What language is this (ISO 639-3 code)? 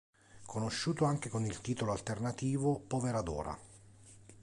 ita